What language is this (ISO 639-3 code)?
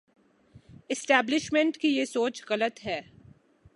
urd